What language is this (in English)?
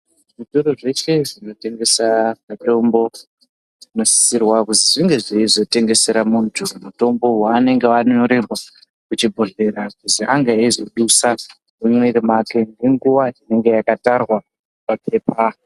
Ndau